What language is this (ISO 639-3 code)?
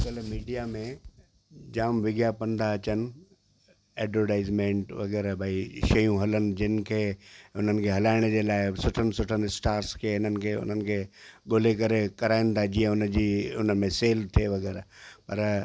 snd